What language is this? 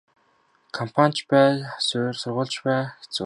Mongolian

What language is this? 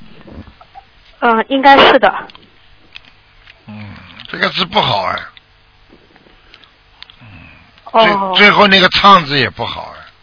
Chinese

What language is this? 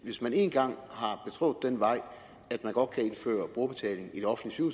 Danish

